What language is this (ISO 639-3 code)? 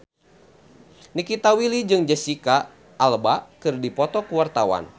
sun